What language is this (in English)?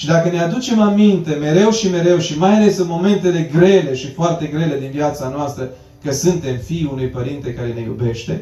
Romanian